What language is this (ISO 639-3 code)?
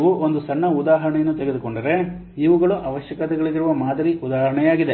kan